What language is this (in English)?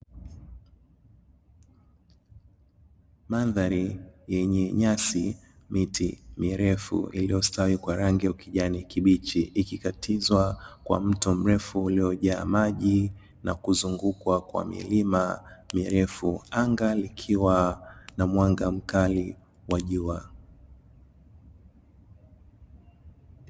Swahili